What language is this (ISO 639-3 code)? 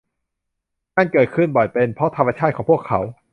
tha